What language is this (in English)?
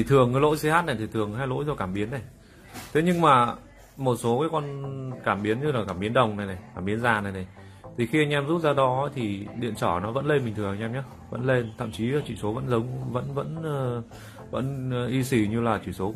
Vietnamese